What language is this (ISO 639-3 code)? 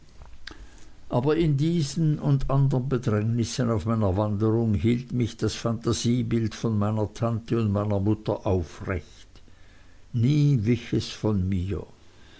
deu